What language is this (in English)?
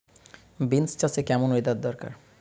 Bangla